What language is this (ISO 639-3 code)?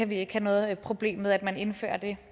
dan